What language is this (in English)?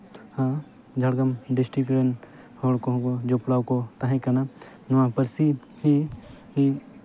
Santali